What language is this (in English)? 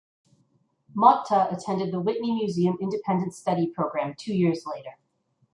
English